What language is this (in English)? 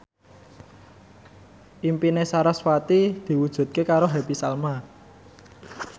Javanese